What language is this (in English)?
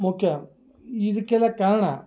Kannada